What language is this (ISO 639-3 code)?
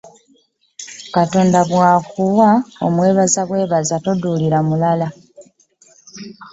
lug